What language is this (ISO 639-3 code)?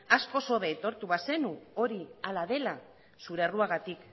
eus